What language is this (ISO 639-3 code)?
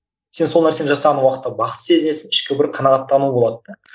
kaz